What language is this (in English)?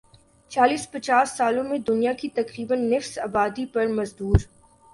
Urdu